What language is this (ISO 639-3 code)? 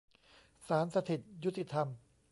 tha